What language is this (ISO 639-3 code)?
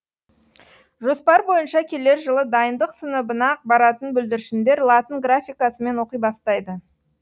kaz